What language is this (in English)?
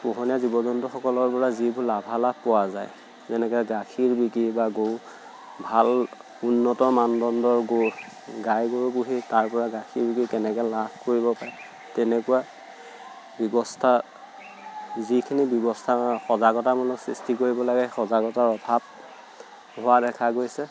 Assamese